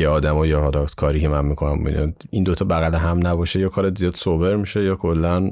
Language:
Persian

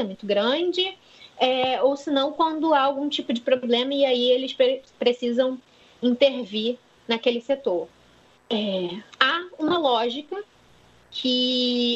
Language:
Portuguese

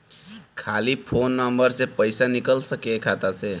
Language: Bhojpuri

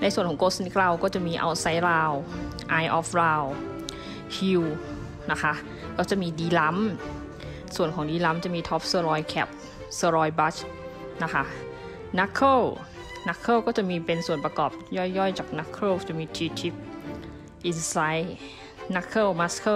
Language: Thai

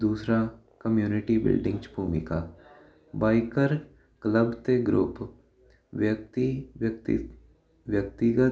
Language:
Punjabi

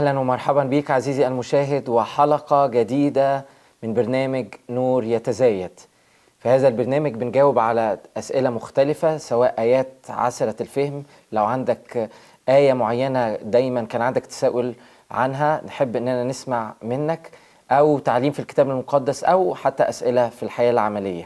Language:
Arabic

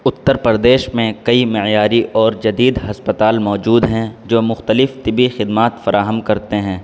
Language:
Urdu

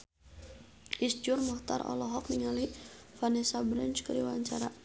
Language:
Sundanese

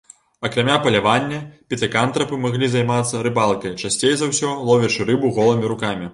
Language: Belarusian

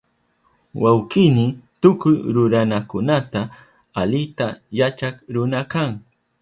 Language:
Southern Pastaza Quechua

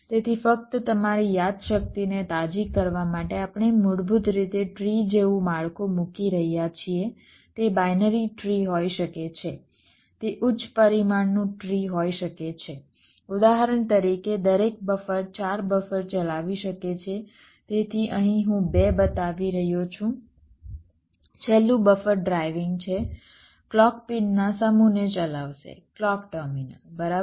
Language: Gujarati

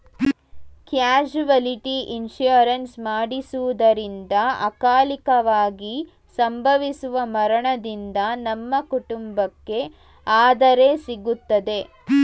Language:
Kannada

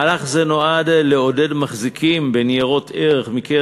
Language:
Hebrew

